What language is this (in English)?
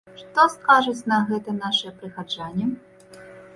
Belarusian